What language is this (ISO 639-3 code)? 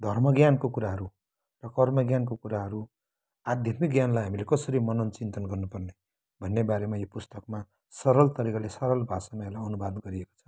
nep